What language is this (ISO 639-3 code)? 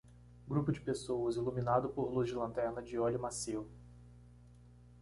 por